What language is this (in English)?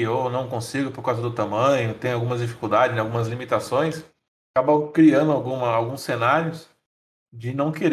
Portuguese